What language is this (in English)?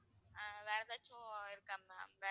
Tamil